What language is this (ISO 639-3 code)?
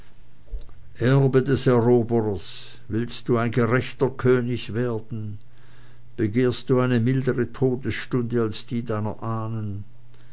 deu